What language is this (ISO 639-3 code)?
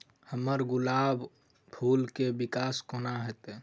mai